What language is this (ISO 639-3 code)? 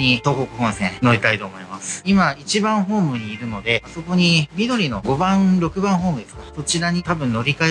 jpn